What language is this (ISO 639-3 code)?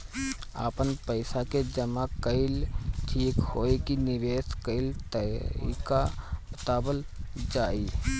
bho